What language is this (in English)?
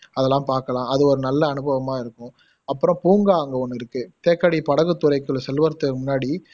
Tamil